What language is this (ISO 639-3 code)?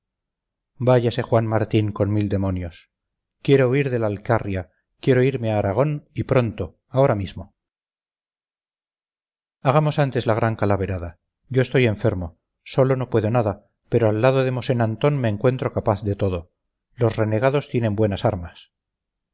spa